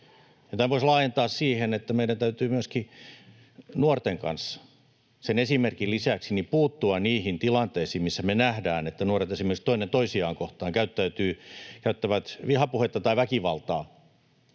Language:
Finnish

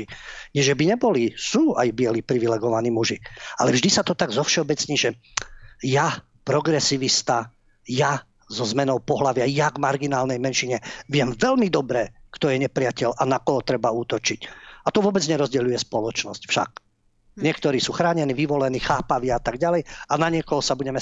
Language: Slovak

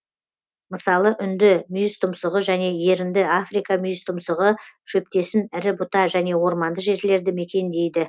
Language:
Kazakh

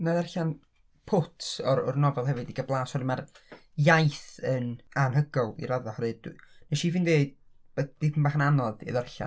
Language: Welsh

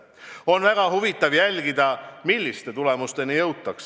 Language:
Estonian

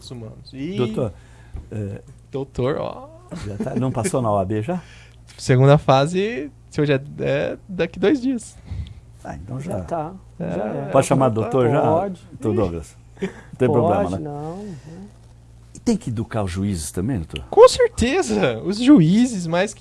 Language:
Portuguese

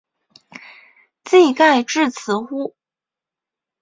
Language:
Chinese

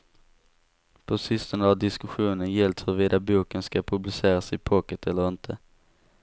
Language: Swedish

